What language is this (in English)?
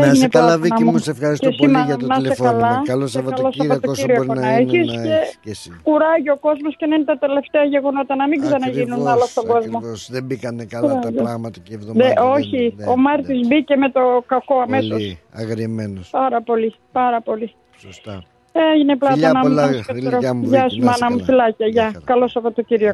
Greek